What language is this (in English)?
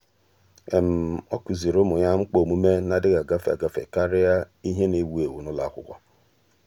Igbo